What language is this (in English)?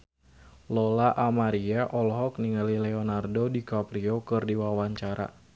Sundanese